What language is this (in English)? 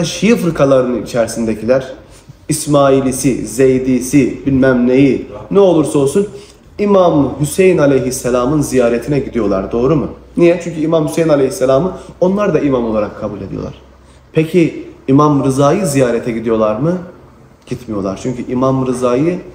Turkish